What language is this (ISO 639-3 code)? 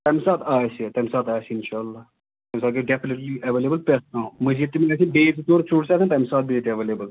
kas